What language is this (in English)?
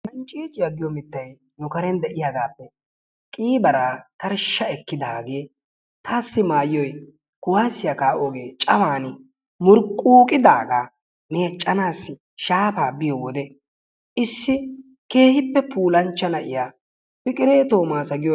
Wolaytta